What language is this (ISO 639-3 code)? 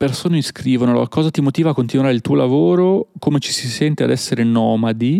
ita